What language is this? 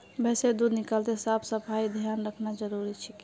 Magahi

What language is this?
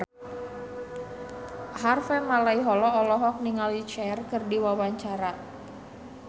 Sundanese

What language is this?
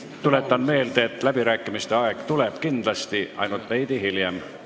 Estonian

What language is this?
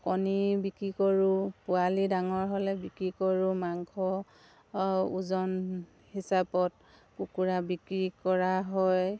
Assamese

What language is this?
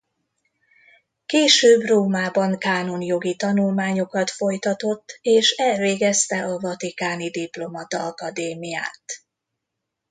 Hungarian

